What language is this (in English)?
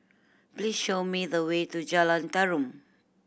English